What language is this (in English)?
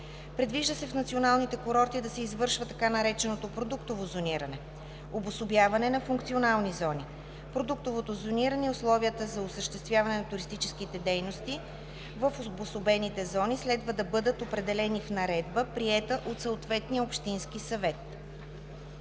Bulgarian